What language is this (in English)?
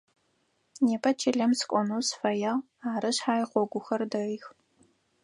Adyghe